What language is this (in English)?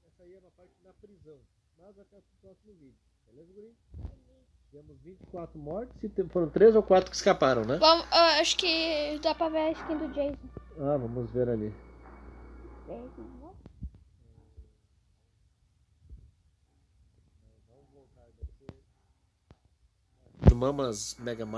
Portuguese